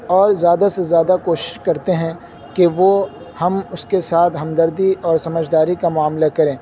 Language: Urdu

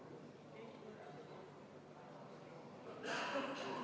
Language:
Estonian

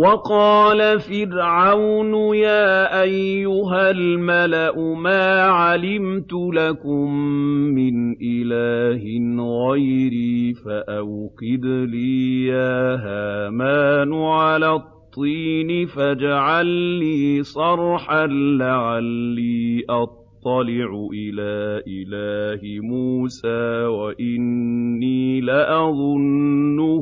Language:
Arabic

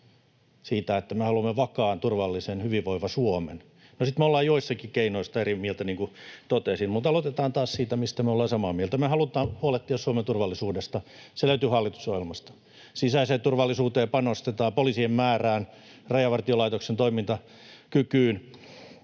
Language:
Finnish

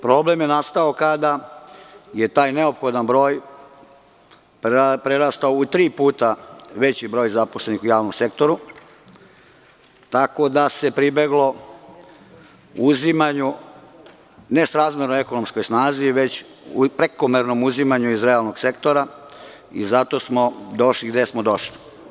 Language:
Serbian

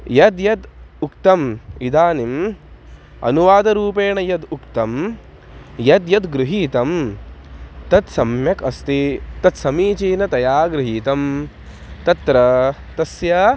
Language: Sanskrit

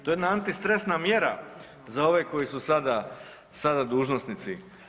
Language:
Croatian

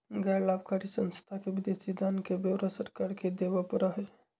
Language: Magahi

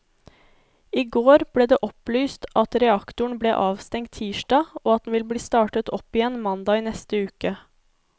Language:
Norwegian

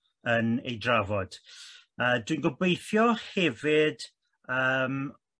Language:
Welsh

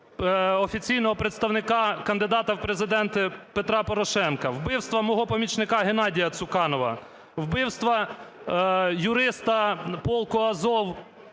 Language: Ukrainian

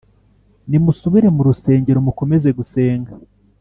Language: Kinyarwanda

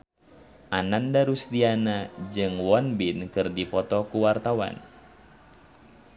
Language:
Sundanese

